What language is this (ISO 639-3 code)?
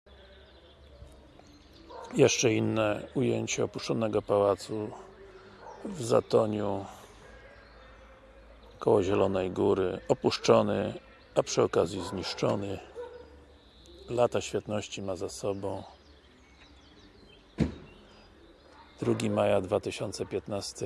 pol